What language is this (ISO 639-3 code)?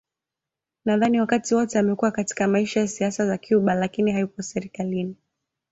swa